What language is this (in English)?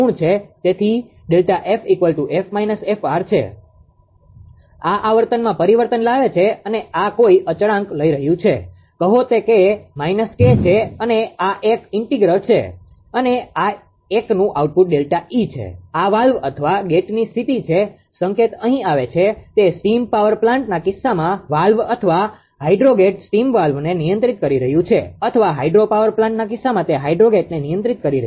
Gujarati